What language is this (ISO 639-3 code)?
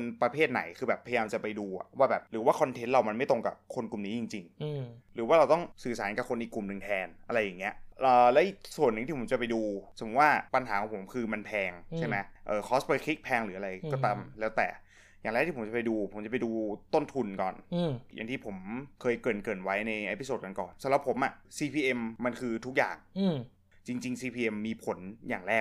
tha